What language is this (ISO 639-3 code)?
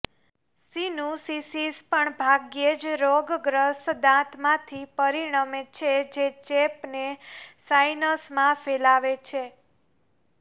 guj